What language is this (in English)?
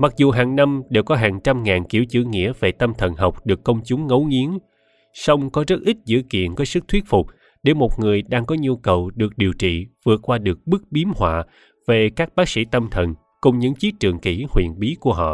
Vietnamese